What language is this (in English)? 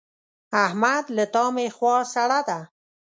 Pashto